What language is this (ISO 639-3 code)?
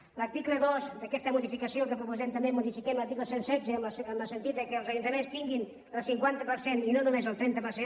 cat